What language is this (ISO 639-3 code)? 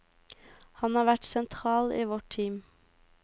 nor